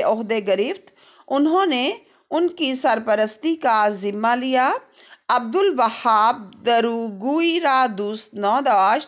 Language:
Hindi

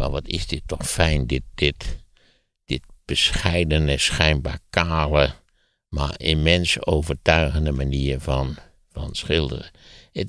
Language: Dutch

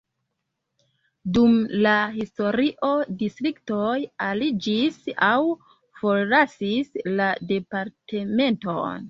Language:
Esperanto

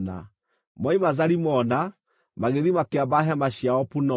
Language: Kikuyu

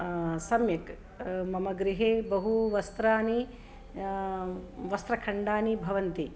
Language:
Sanskrit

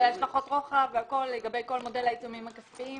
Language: Hebrew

